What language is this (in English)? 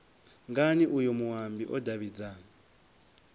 Venda